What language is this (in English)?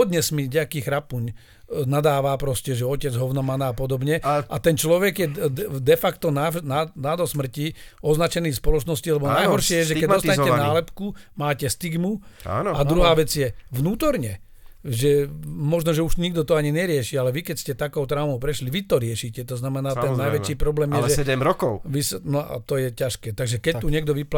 Slovak